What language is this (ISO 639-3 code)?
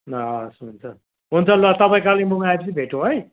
nep